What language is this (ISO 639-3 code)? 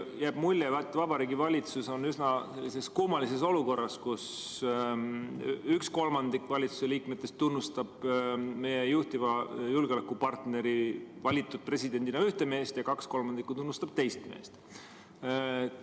est